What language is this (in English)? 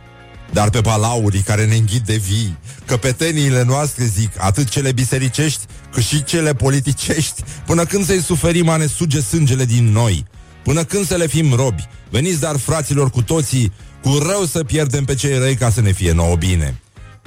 Romanian